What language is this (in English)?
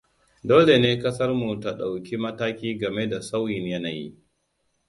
Hausa